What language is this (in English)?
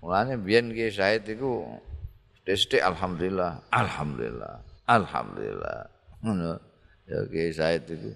Indonesian